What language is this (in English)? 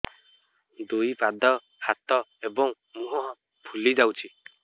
Odia